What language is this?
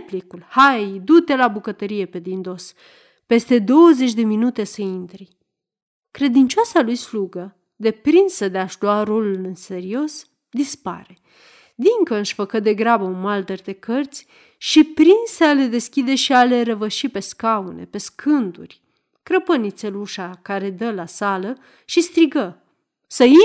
Romanian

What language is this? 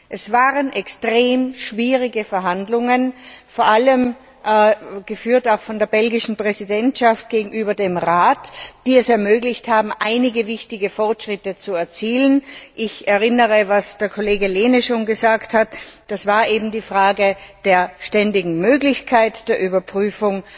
German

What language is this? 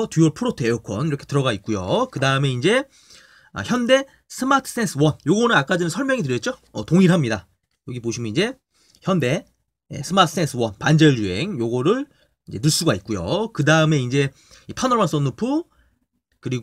Korean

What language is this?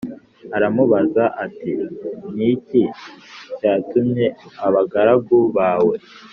Kinyarwanda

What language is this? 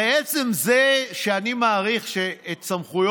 Hebrew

